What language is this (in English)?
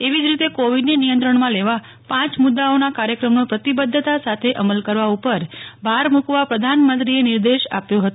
Gujarati